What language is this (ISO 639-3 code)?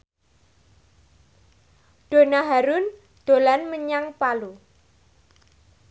jav